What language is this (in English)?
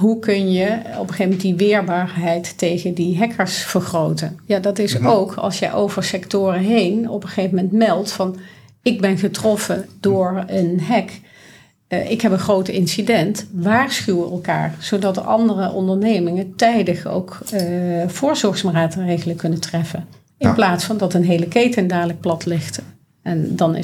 Dutch